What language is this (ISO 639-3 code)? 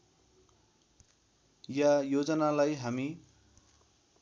nep